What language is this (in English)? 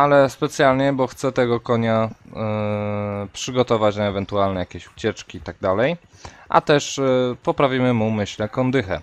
Polish